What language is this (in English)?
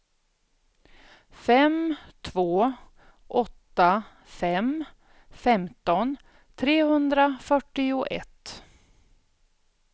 Swedish